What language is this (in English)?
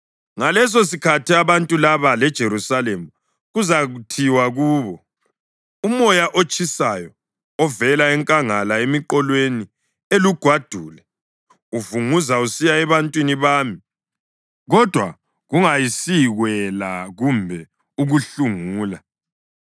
North Ndebele